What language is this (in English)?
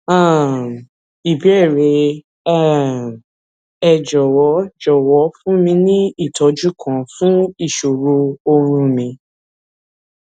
Yoruba